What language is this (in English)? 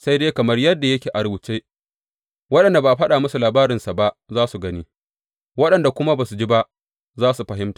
Hausa